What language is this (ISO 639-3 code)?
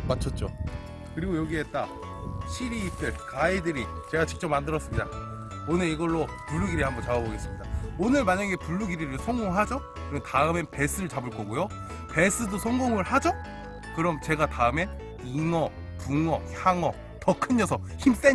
kor